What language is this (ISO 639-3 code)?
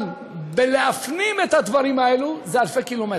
heb